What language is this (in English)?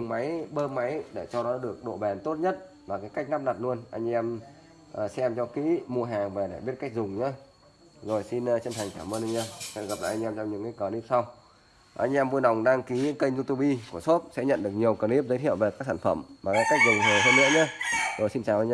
Vietnamese